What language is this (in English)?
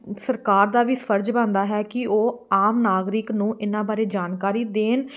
Punjabi